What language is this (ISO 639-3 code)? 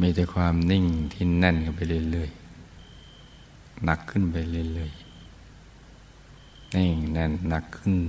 tha